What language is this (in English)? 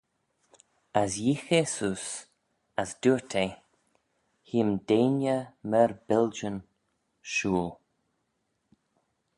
Manx